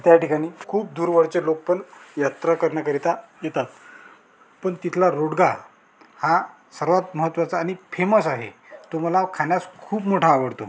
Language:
Marathi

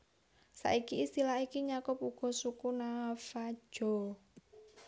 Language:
Javanese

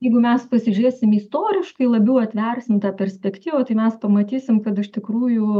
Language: Lithuanian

